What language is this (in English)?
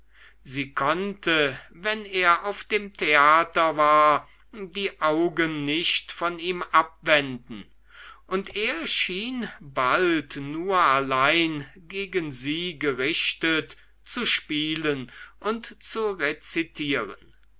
German